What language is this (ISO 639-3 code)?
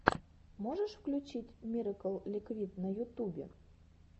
rus